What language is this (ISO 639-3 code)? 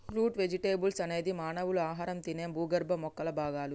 tel